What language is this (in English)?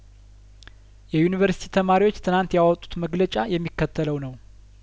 Amharic